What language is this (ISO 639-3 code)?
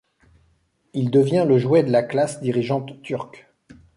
fra